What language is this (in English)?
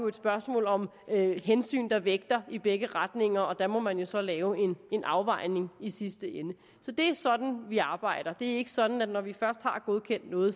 Danish